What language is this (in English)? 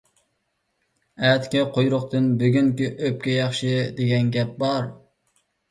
Uyghur